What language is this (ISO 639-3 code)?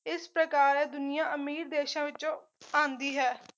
pan